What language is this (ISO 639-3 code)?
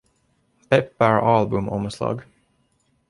swe